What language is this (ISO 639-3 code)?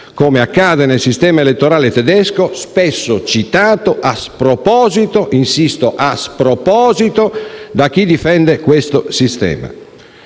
ita